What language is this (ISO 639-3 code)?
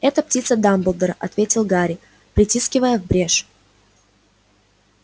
rus